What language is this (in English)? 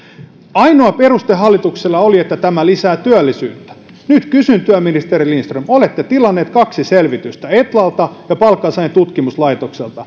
Finnish